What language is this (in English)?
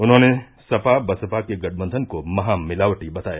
Hindi